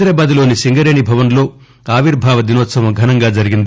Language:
Telugu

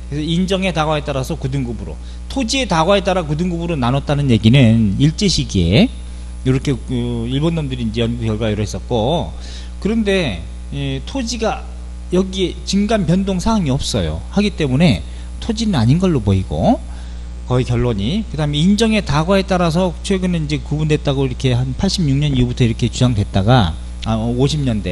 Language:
Korean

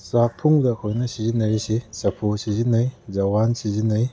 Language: Manipuri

